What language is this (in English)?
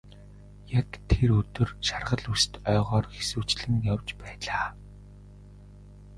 Mongolian